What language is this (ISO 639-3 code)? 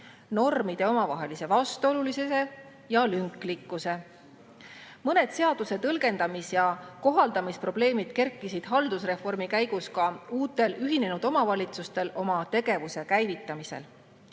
est